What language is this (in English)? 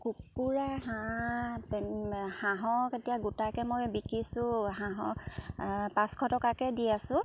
Assamese